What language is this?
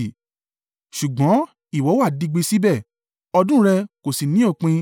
Yoruba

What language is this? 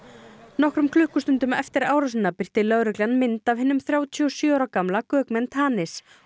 Icelandic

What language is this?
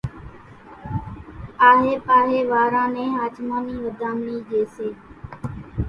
Kachi Koli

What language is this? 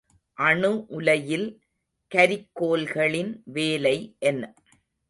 Tamil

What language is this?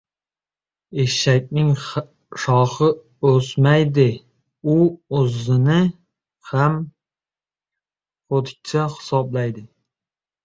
Uzbek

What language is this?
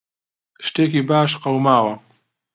Central Kurdish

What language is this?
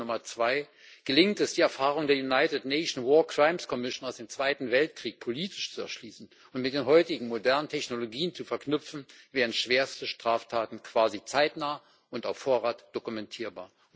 German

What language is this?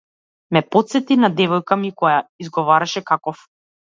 Macedonian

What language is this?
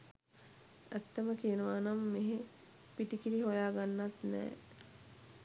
Sinhala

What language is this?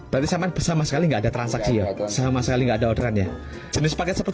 Indonesian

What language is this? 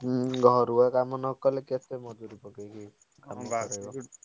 Odia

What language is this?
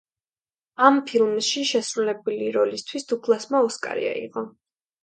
Georgian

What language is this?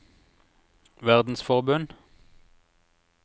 Norwegian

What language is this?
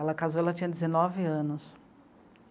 Portuguese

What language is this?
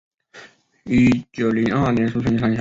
Chinese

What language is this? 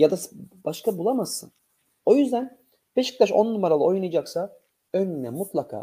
Turkish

